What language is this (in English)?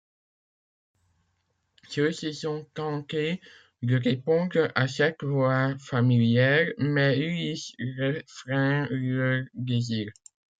French